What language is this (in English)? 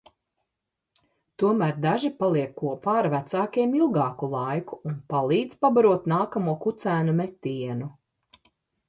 Latvian